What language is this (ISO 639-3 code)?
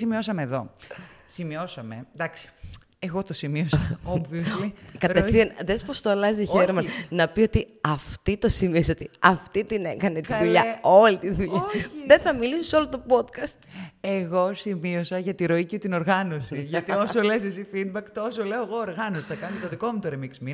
ell